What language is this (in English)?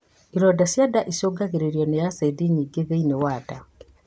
Kikuyu